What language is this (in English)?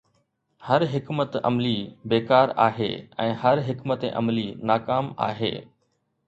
Sindhi